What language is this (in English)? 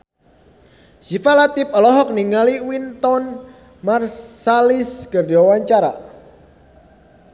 Sundanese